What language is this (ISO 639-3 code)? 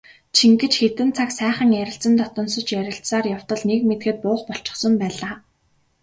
mon